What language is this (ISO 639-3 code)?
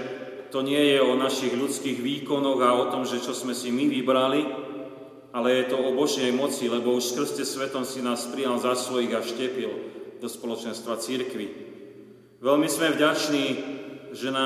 slk